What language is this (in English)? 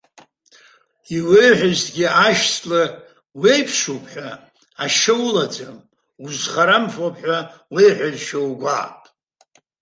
Abkhazian